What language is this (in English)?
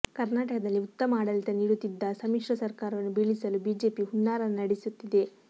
Kannada